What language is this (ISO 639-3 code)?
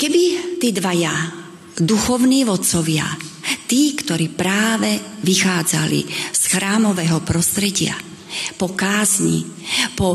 slk